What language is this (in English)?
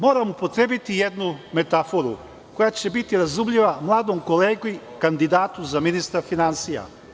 Serbian